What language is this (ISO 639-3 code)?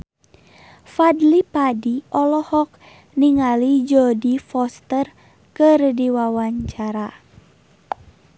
sun